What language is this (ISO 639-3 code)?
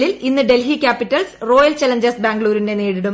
mal